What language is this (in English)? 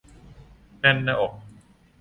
Thai